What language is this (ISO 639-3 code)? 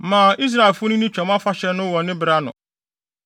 aka